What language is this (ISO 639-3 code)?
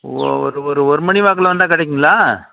tam